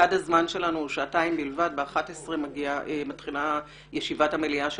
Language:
Hebrew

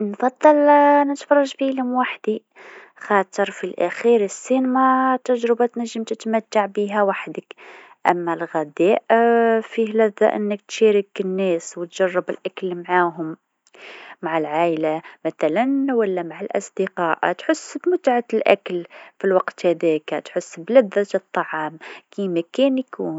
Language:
Tunisian Arabic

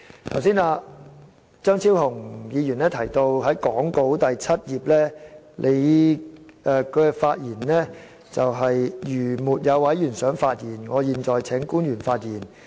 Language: Cantonese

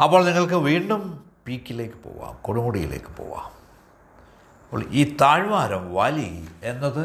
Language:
Malayalam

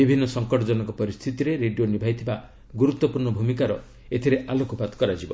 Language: Odia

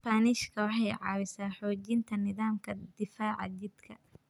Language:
Somali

